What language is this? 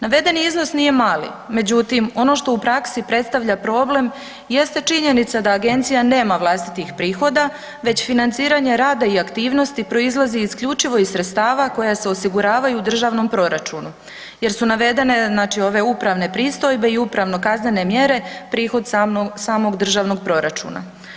Croatian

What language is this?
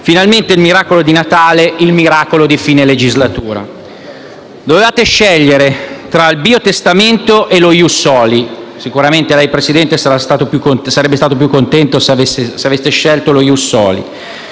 Italian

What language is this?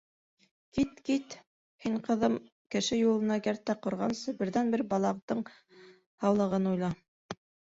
Bashkir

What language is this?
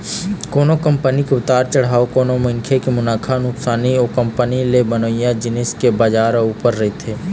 Chhattisgarhi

